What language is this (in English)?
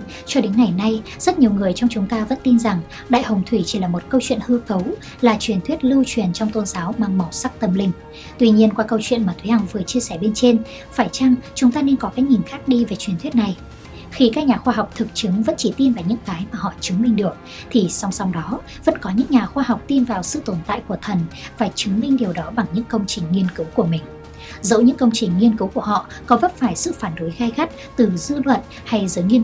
Vietnamese